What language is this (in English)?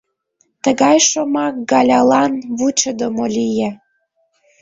Mari